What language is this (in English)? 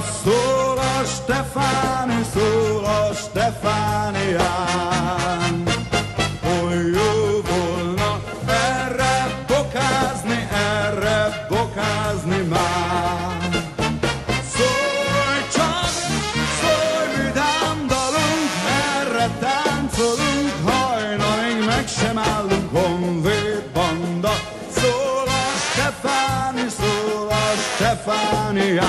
Romanian